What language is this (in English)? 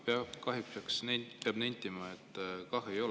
Estonian